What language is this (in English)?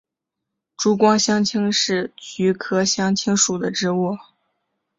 Chinese